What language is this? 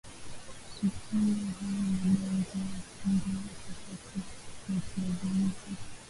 Swahili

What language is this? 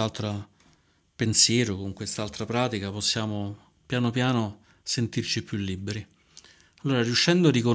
Italian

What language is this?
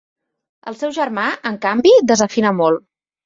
Catalan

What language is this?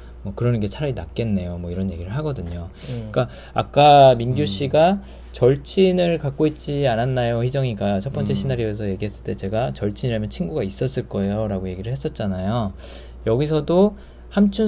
Korean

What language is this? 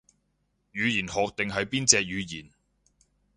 Cantonese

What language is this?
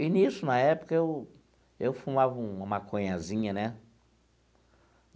Portuguese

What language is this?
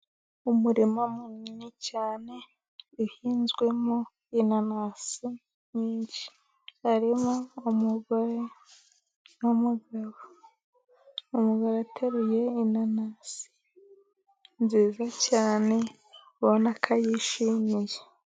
Kinyarwanda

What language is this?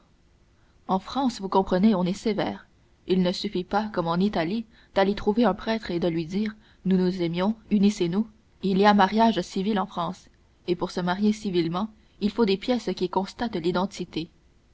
French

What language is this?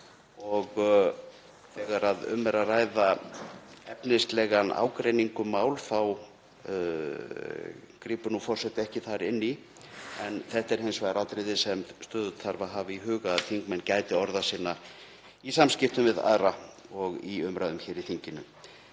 Icelandic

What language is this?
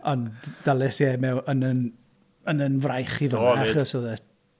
Welsh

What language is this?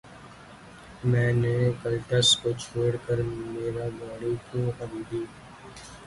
Urdu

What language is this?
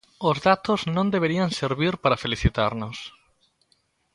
Galician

